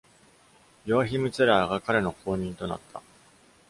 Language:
Japanese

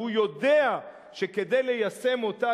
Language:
Hebrew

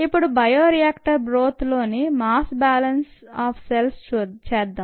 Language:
Telugu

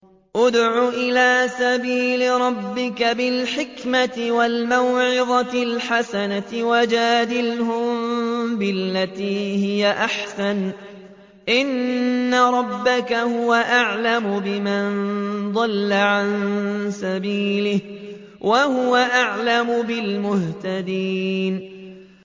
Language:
Arabic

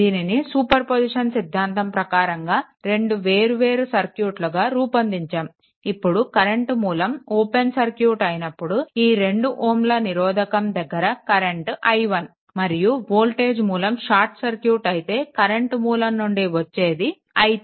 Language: Telugu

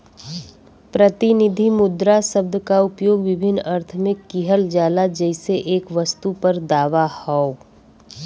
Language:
Bhojpuri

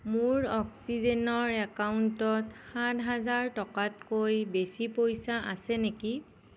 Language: Assamese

